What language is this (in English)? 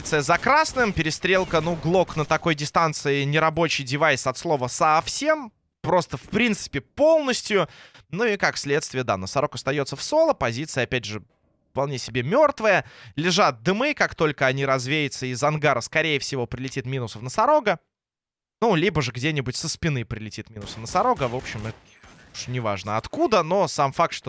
Russian